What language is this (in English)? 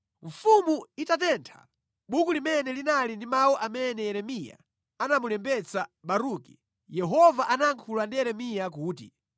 Nyanja